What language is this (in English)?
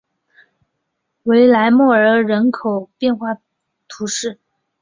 Chinese